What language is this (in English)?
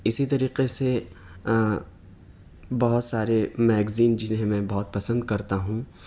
Urdu